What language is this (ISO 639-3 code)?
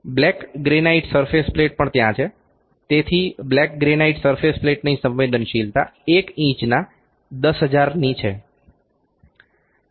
guj